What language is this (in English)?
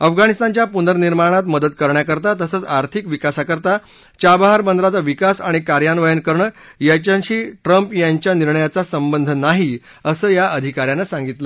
Marathi